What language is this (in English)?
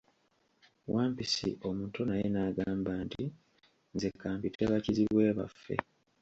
Ganda